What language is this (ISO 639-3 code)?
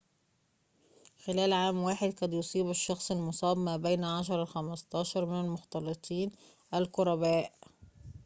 ara